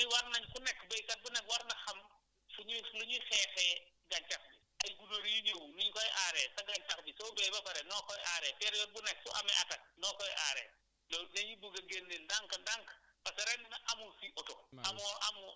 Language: Wolof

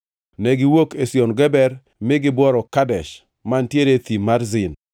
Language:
Luo (Kenya and Tanzania)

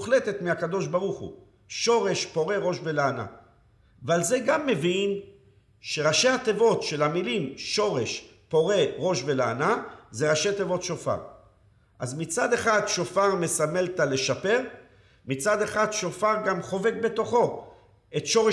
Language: Hebrew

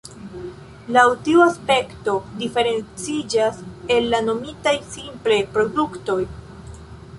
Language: Esperanto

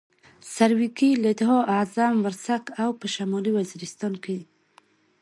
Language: Pashto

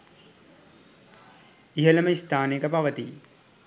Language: Sinhala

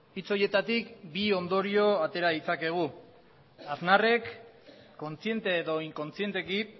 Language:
Basque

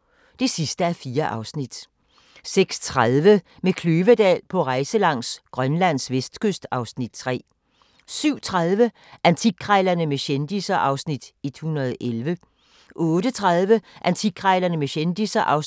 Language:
Danish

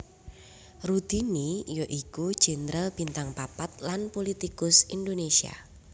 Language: Javanese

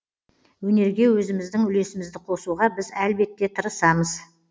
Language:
Kazakh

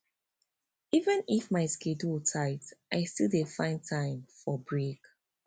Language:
Nigerian Pidgin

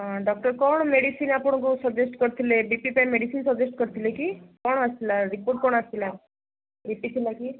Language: Odia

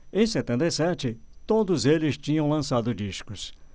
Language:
Portuguese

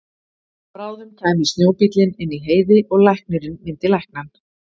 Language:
Icelandic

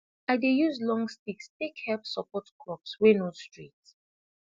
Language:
Nigerian Pidgin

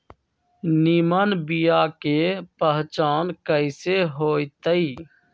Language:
Magahi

